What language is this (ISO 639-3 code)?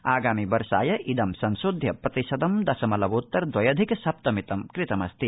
san